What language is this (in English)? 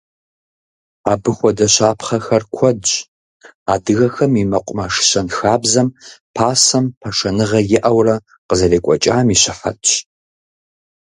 Kabardian